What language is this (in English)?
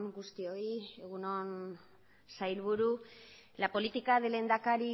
Basque